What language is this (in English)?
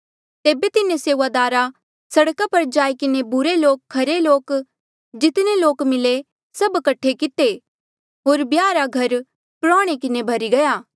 Mandeali